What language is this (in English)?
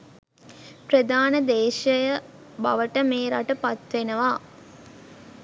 Sinhala